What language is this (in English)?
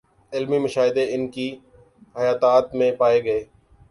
Urdu